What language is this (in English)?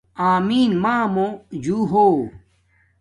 Domaaki